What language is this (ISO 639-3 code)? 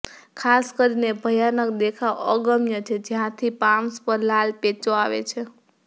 guj